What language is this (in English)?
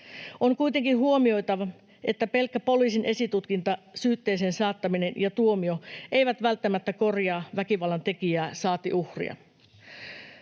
Finnish